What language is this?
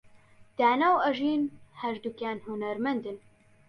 Central Kurdish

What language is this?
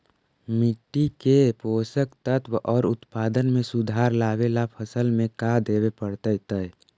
Magahi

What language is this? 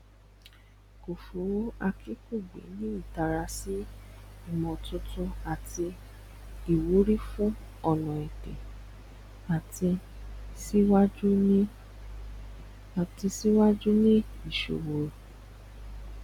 Yoruba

